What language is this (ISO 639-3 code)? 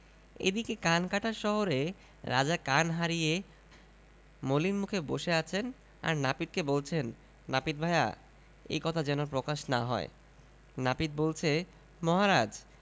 ben